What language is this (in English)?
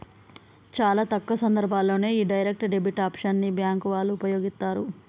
Telugu